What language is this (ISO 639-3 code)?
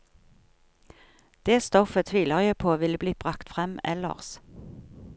nor